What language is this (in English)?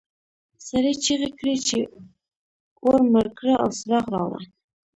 Pashto